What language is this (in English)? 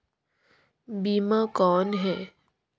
Chhattisgarhi